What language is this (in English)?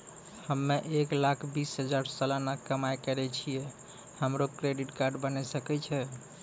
Maithili